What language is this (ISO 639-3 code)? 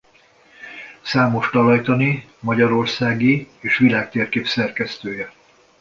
hun